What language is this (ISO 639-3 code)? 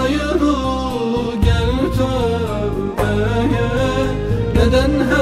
tur